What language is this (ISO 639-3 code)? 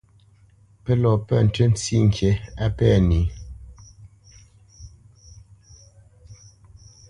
bce